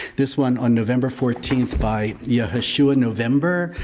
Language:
English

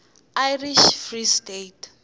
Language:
Tsonga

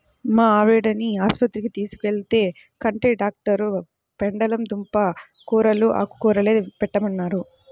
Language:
Telugu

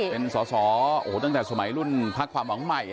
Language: Thai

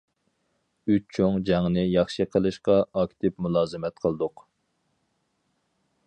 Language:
Uyghur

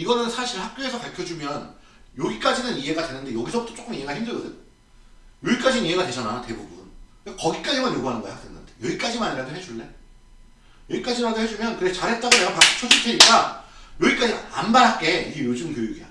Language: Korean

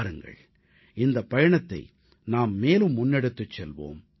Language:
Tamil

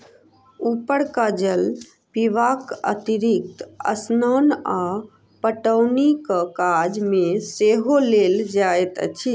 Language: Maithili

